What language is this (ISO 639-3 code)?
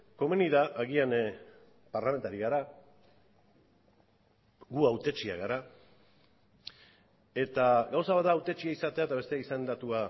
eus